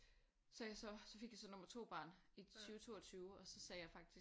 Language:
Danish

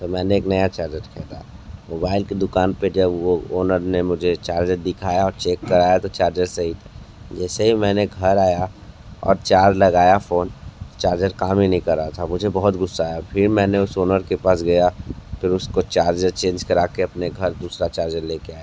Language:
Hindi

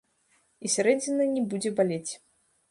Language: Belarusian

